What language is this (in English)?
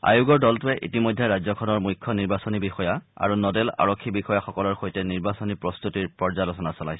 Assamese